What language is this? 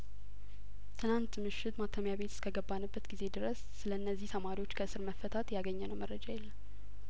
Amharic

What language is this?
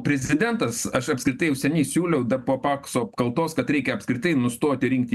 Lithuanian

